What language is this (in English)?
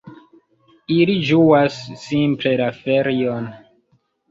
Esperanto